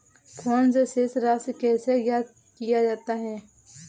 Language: Hindi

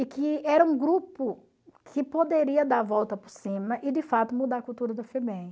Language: Portuguese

